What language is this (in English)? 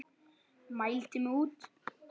Icelandic